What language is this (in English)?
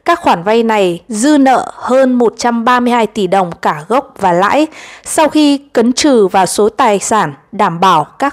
Vietnamese